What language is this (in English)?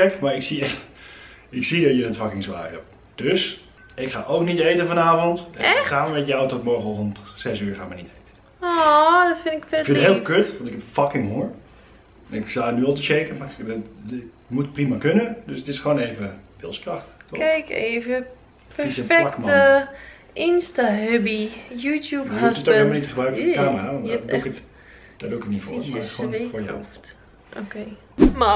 Dutch